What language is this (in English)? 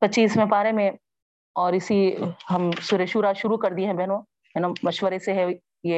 Urdu